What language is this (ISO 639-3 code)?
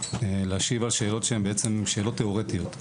heb